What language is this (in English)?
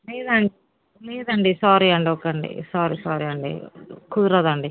Telugu